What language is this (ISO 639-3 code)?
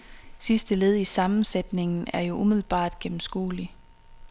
dan